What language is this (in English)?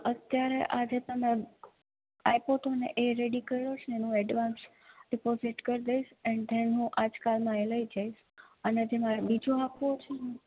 Gujarati